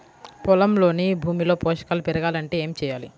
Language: Telugu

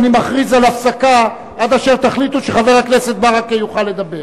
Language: Hebrew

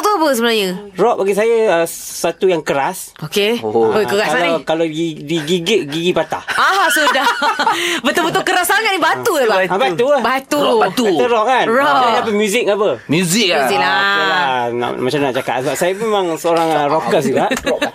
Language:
Malay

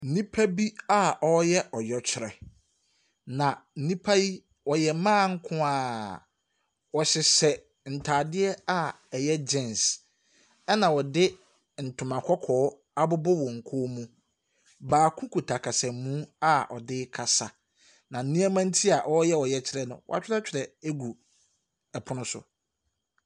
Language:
Akan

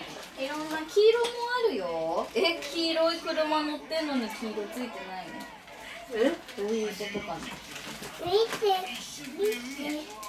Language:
Japanese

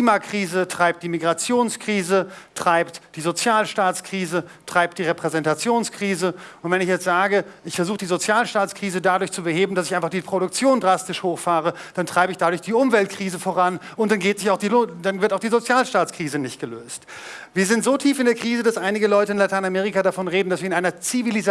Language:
German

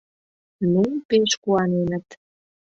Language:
Mari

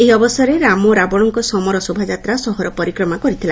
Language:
Odia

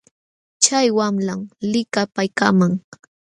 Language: Jauja Wanca Quechua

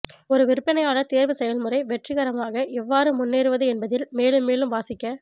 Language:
Tamil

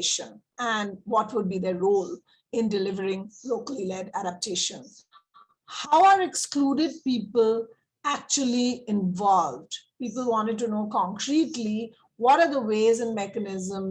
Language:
English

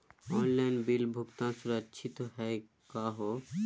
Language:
Magahi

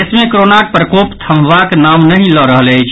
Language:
Maithili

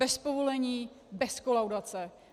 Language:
Czech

